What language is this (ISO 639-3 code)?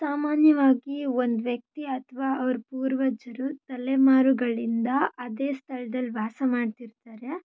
kan